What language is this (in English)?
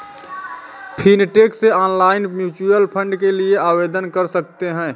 Hindi